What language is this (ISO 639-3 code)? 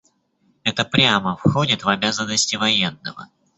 rus